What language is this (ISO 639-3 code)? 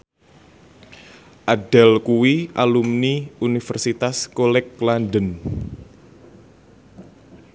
jav